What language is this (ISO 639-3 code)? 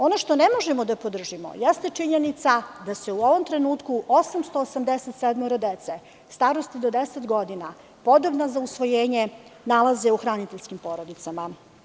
srp